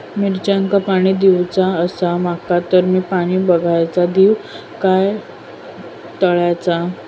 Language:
Marathi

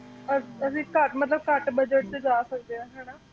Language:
Punjabi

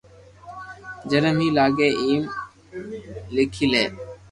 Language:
Loarki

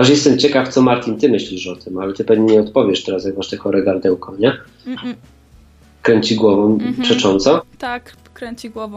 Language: Polish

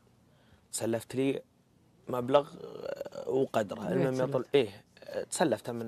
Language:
Arabic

